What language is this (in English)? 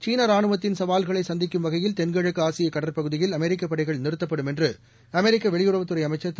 Tamil